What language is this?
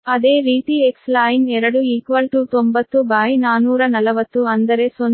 Kannada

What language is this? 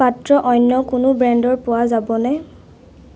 Assamese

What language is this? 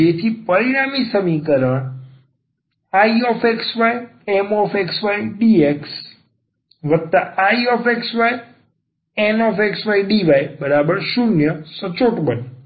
Gujarati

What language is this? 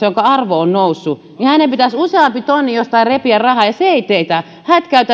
Finnish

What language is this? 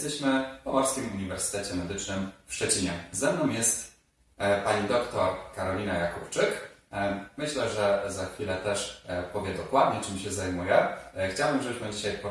Polish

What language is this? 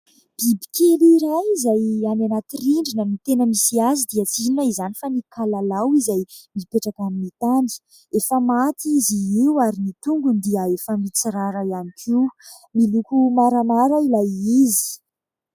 Malagasy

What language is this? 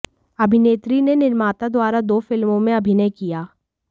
Hindi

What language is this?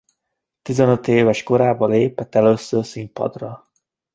Hungarian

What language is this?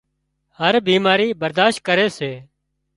Wadiyara Koli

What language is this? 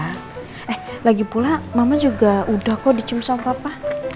Indonesian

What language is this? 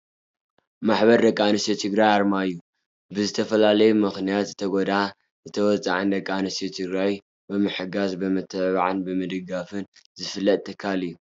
Tigrinya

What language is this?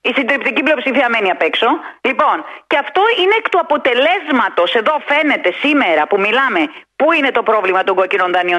Greek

